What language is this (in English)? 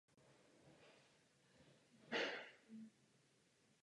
Czech